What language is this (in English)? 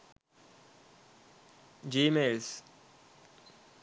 Sinhala